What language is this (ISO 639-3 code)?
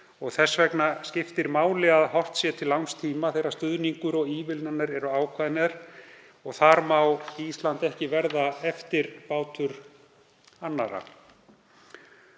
isl